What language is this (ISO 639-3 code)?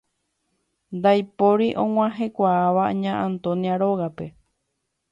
grn